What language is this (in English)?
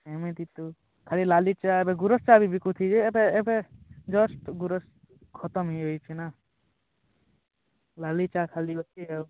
Odia